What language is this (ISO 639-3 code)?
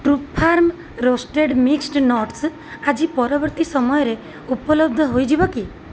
ori